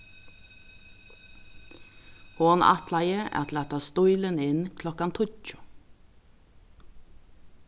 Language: Faroese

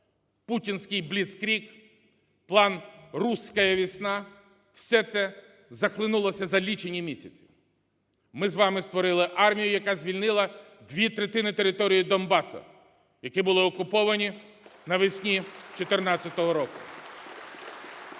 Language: Ukrainian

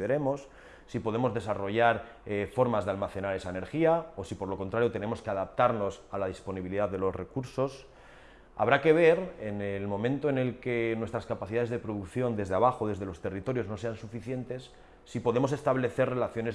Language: Spanish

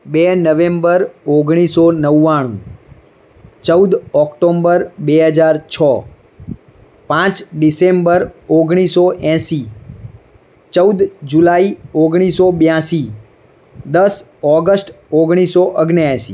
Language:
Gujarati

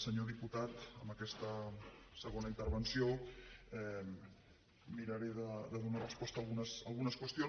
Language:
Catalan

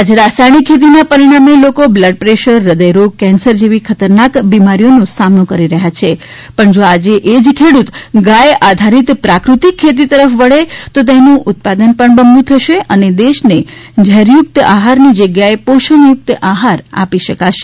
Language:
Gujarati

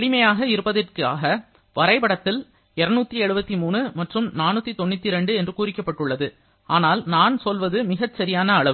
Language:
Tamil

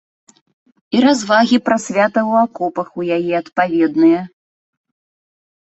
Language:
Belarusian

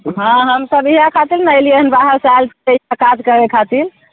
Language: Maithili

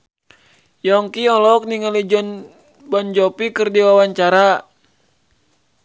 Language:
Sundanese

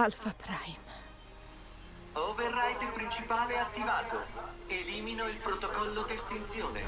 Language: Italian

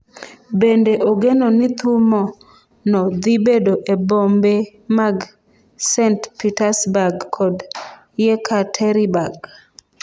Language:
Luo (Kenya and Tanzania)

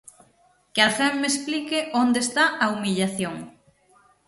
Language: Galician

